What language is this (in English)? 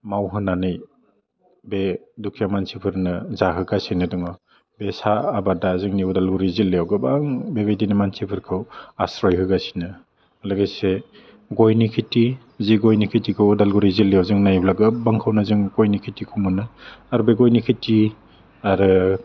Bodo